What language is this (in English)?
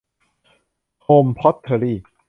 Thai